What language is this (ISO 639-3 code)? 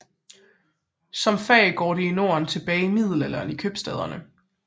dan